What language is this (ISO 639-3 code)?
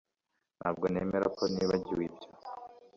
kin